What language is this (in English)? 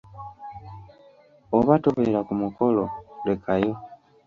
Ganda